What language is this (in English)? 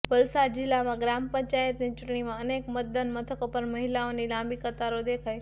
Gujarati